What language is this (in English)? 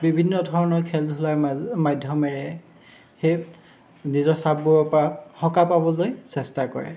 Assamese